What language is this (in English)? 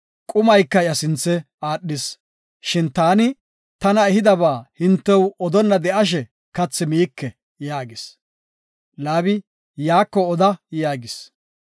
Gofa